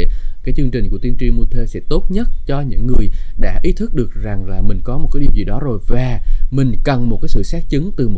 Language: Vietnamese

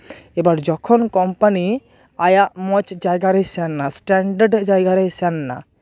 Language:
Santali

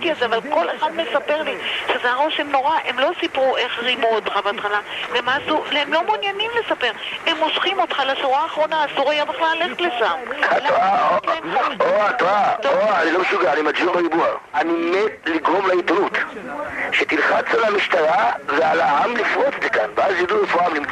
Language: Hebrew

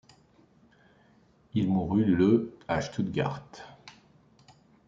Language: French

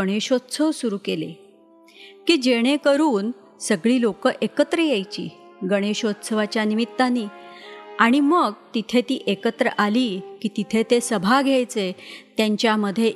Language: Marathi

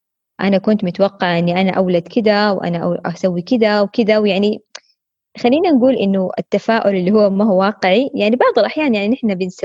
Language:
Arabic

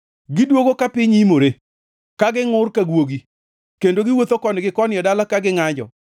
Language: Luo (Kenya and Tanzania)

